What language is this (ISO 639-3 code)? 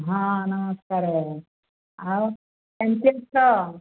ori